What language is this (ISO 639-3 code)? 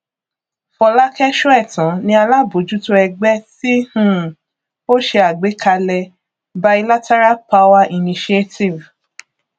yor